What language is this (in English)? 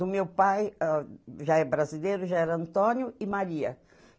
Portuguese